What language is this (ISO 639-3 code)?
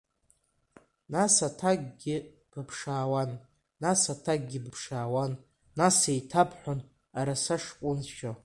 abk